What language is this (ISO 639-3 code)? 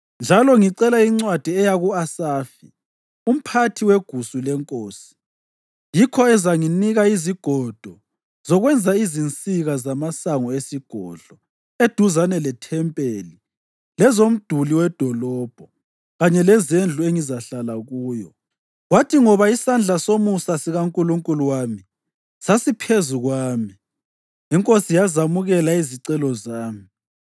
nde